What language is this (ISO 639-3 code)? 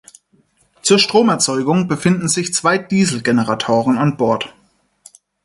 deu